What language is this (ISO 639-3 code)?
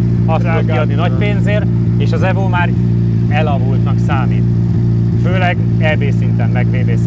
hun